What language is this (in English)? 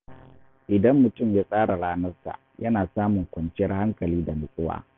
Hausa